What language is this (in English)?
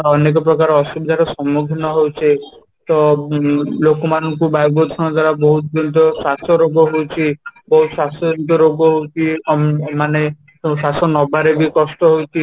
Odia